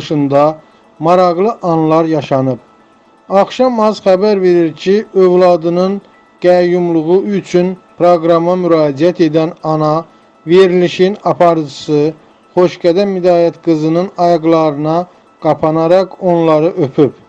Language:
Turkish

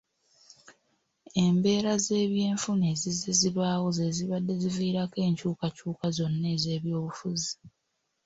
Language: Ganda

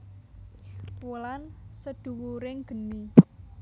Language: Javanese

